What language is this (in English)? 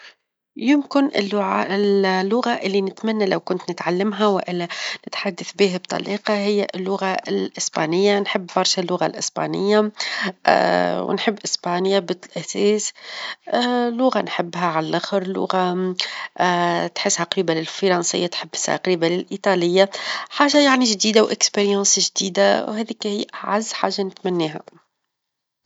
Tunisian Arabic